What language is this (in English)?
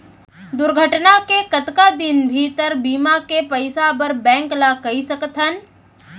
Chhattisgarhi